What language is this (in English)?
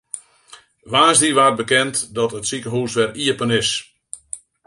Western Frisian